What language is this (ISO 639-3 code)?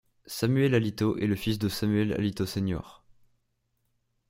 fra